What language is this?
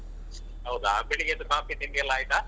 Kannada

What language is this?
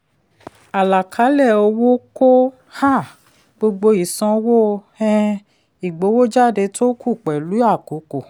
Yoruba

